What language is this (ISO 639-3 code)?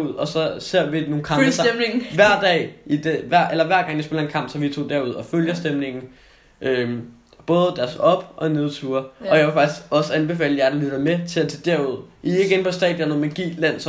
dan